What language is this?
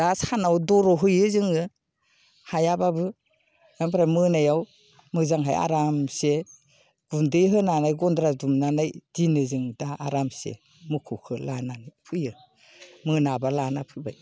Bodo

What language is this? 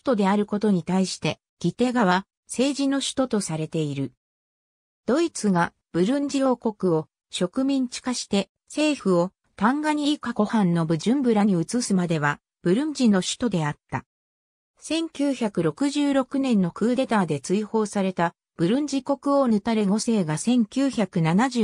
Japanese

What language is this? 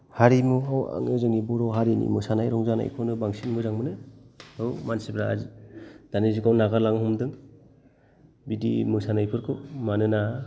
Bodo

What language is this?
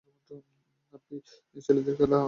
Bangla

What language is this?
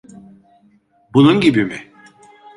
Turkish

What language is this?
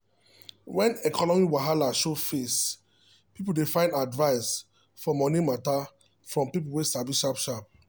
Nigerian Pidgin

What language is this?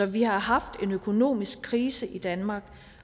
Danish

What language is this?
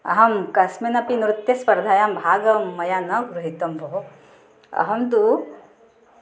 Sanskrit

